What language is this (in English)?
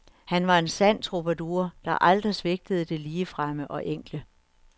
Danish